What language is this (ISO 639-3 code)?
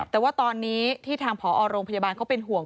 tha